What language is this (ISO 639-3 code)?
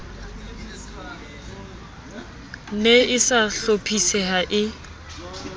sot